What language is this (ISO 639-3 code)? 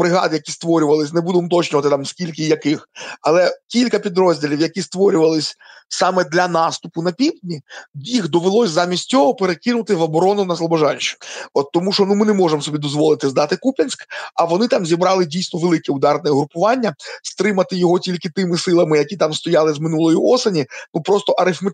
ukr